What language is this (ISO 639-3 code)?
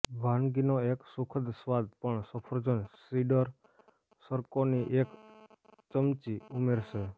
guj